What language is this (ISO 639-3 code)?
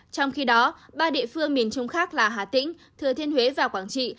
vie